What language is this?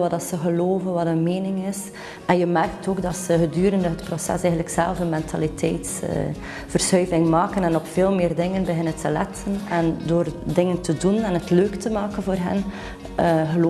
Dutch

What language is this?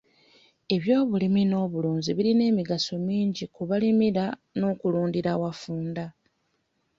Ganda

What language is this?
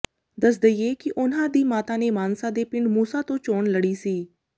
Punjabi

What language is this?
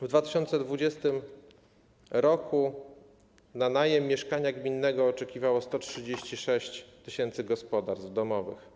Polish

